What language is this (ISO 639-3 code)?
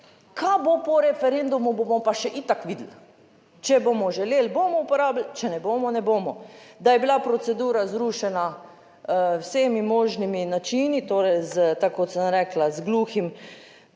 slv